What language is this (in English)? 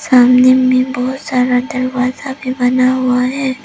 Hindi